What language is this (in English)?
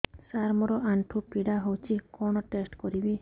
Odia